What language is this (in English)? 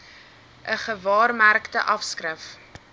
Afrikaans